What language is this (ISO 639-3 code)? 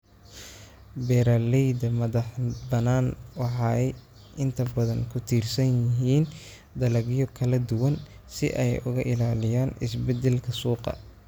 som